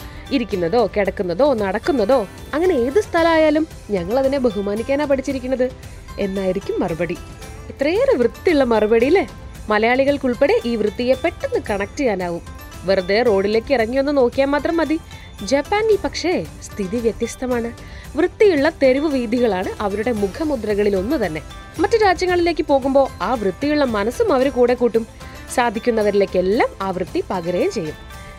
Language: Malayalam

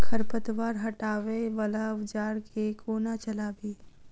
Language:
Maithili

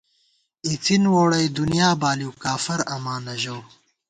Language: Gawar-Bati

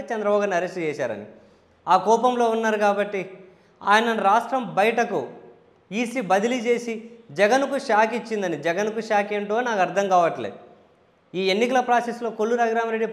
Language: Telugu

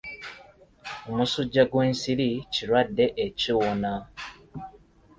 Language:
Ganda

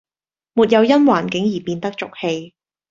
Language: Cantonese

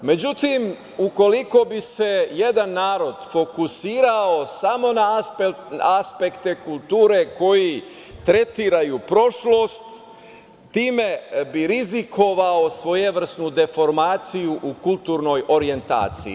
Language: Serbian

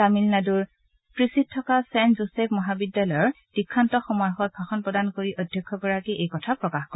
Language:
Assamese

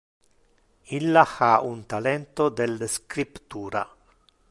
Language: Interlingua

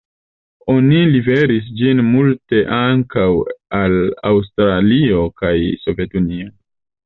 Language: Esperanto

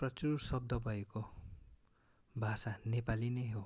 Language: Nepali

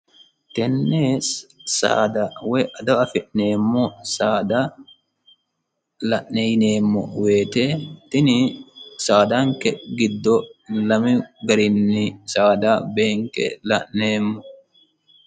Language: Sidamo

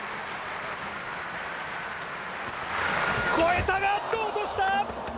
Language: Japanese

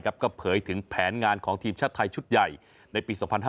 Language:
Thai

